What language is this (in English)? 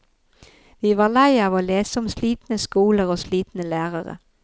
Norwegian